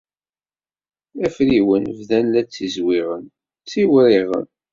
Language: Kabyle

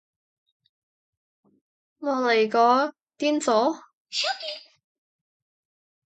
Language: Cantonese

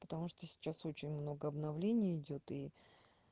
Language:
Russian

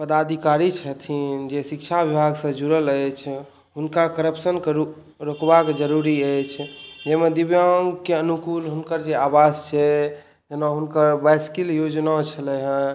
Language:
Maithili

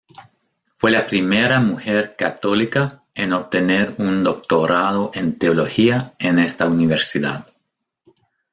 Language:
Spanish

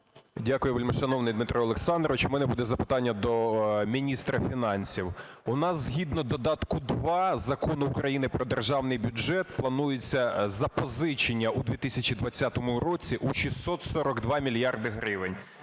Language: Ukrainian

